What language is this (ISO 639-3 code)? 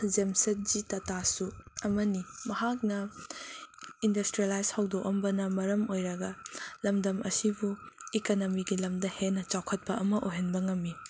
mni